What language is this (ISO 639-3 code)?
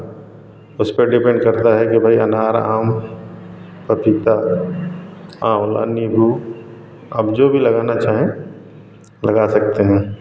hin